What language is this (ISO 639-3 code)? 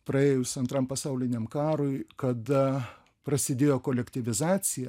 lit